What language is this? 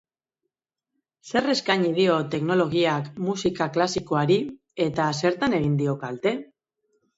Basque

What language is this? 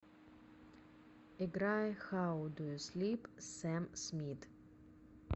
Russian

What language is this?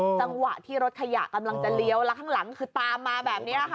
Thai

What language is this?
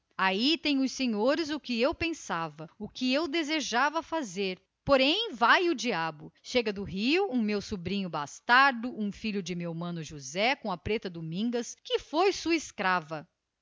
Portuguese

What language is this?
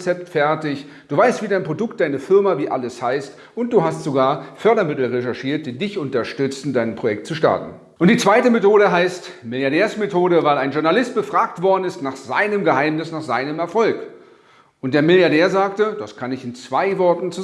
German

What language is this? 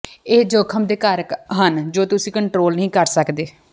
Punjabi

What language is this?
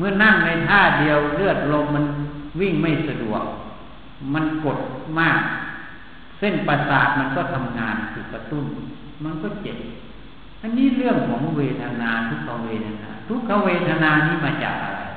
Thai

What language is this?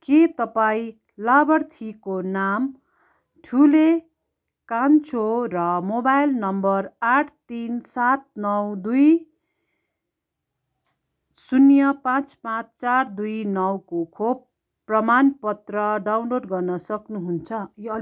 Nepali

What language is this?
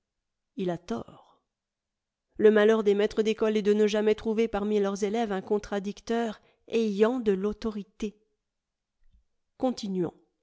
French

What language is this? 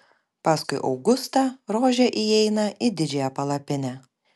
Lithuanian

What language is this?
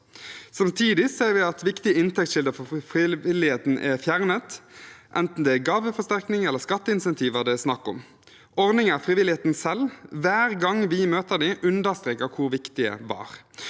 Norwegian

